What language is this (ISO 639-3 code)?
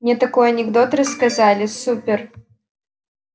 rus